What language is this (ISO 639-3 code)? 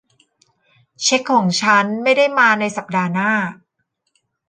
tha